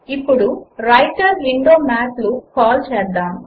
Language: Telugu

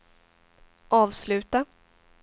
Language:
Swedish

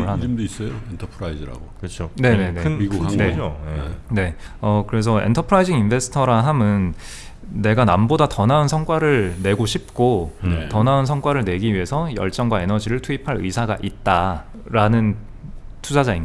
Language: Korean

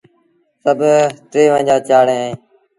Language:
Sindhi Bhil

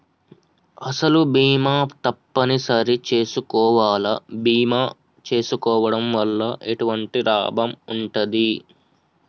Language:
Telugu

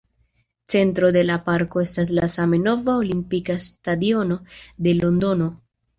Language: Esperanto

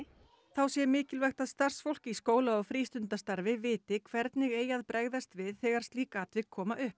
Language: Icelandic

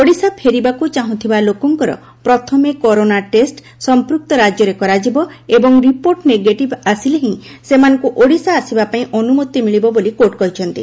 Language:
Odia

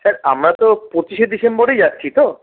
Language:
Bangla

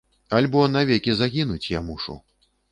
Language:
Belarusian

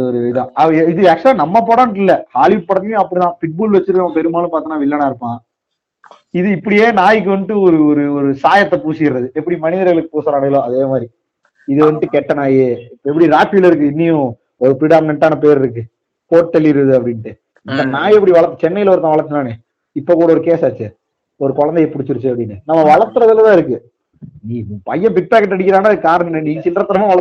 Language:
Tamil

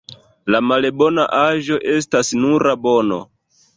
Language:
Esperanto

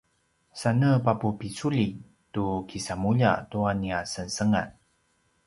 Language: Paiwan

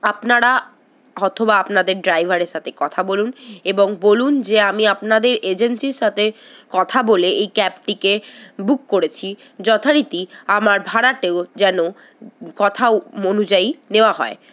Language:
Bangla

